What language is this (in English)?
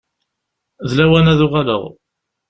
Kabyle